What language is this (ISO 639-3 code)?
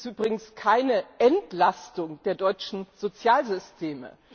deu